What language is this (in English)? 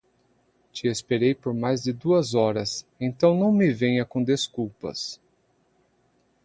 Portuguese